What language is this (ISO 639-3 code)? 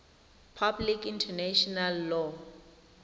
tsn